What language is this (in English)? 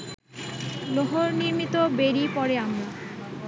Bangla